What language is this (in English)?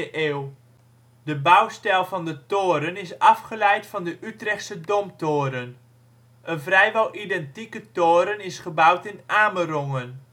Dutch